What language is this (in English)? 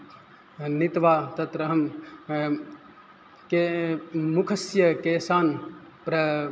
Sanskrit